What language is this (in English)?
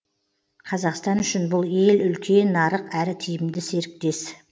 Kazakh